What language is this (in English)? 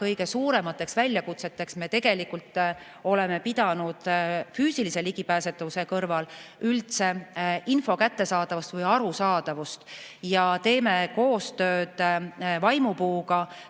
Estonian